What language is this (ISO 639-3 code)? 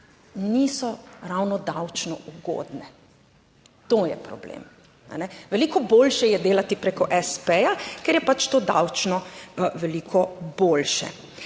slv